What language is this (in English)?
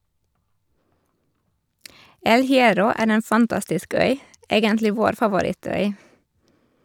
Norwegian